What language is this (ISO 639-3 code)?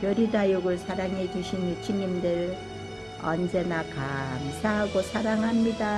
kor